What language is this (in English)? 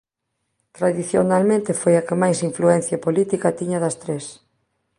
Galician